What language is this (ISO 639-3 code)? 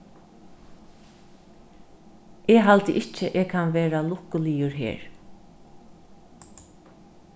fao